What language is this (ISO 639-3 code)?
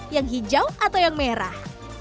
ind